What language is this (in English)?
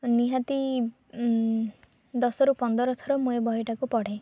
Odia